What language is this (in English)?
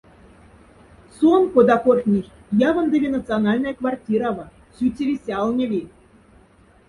Moksha